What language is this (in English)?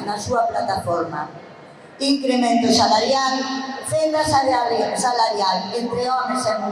Spanish